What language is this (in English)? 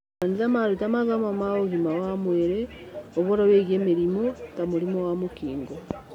Kikuyu